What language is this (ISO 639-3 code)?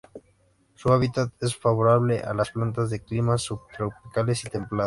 spa